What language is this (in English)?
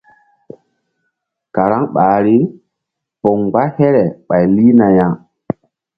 Mbum